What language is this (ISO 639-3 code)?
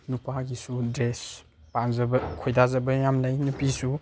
mni